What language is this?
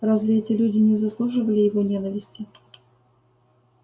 Russian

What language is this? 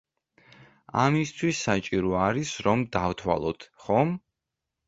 Georgian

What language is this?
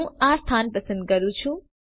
Gujarati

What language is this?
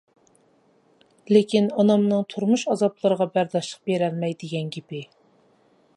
Uyghur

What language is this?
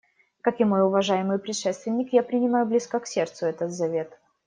Russian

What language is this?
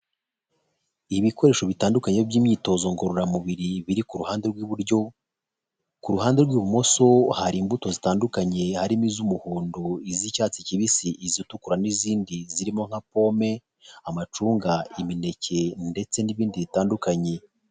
Kinyarwanda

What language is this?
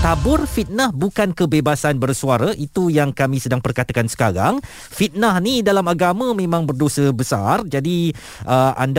Malay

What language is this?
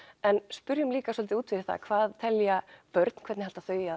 Icelandic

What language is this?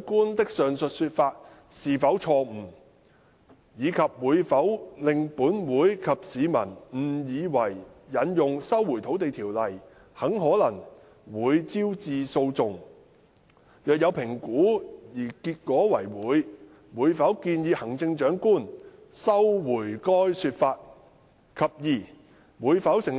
Cantonese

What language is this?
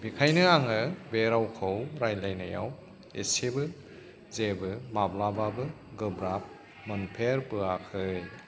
Bodo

